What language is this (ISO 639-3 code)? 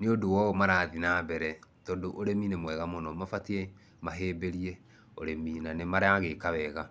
kik